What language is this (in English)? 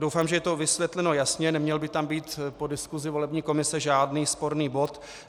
Czech